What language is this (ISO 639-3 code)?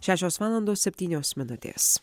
lit